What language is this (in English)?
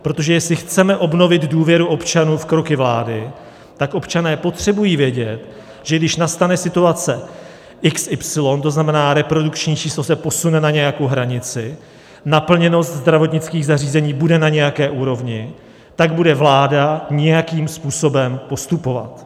Czech